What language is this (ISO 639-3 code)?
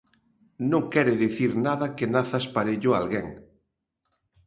glg